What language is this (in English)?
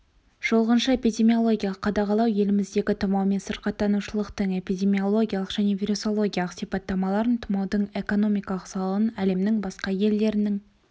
Kazakh